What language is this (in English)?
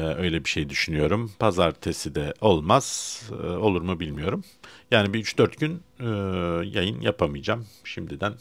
Turkish